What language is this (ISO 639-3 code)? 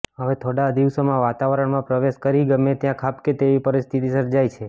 guj